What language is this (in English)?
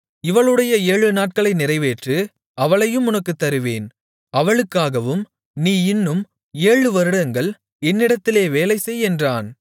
Tamil